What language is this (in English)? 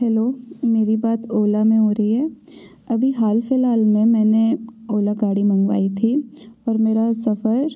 Hindi